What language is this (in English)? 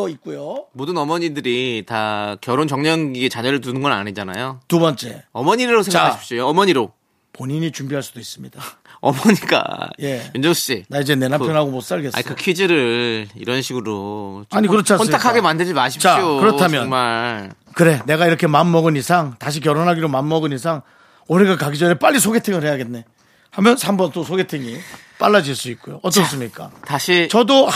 Korean